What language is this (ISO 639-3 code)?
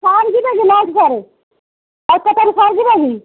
ori